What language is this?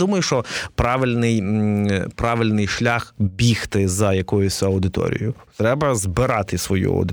Ukrainian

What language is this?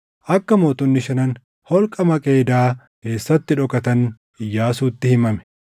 Oromo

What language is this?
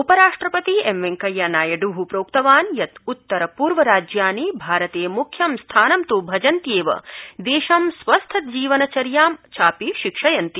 Sanskrit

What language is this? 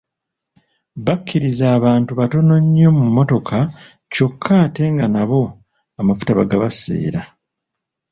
Ganda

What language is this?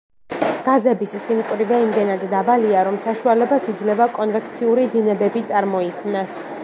Georgian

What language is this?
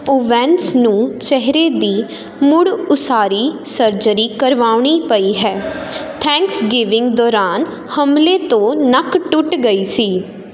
Punjabi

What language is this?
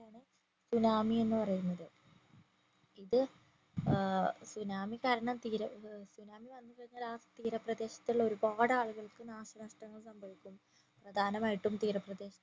Malayalam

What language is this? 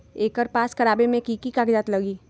Magahi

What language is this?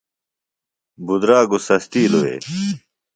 Phalura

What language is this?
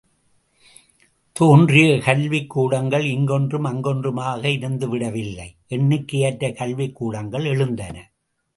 Tamil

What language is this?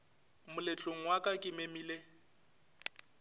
Northern Sotho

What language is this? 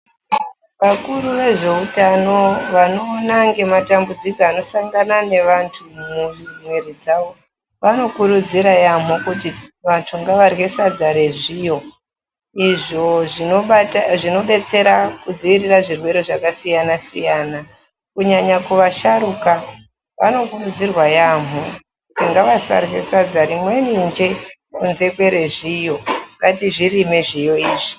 Ndau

